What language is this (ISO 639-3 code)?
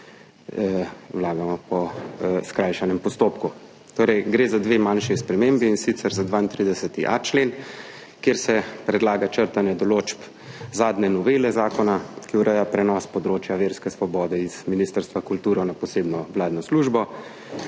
slv